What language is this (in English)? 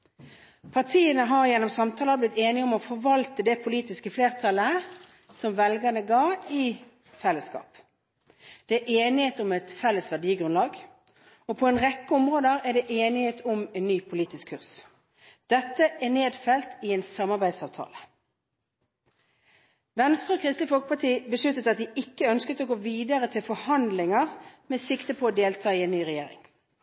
Norwegian Bokmål